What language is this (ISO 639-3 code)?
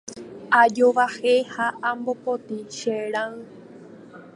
grn